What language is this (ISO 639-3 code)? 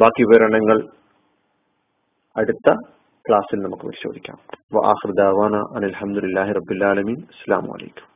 mal